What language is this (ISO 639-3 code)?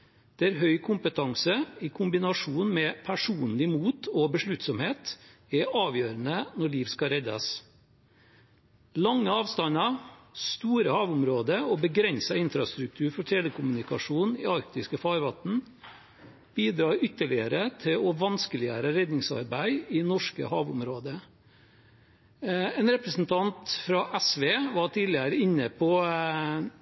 nob